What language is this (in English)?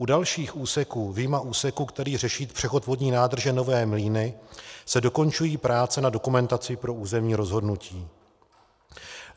Czech